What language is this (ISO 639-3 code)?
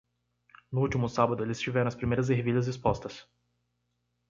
por